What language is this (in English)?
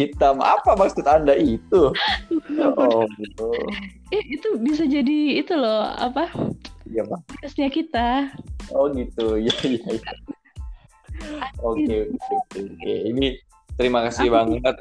Indonesian